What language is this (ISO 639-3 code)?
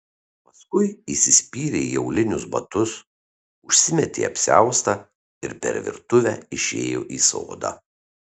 lit